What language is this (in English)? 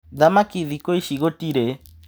Kikuyu